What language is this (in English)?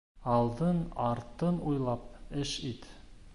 Bashkir